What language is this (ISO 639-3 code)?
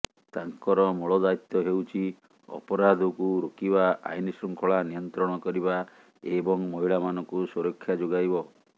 ori